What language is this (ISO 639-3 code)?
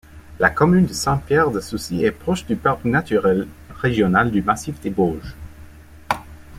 fra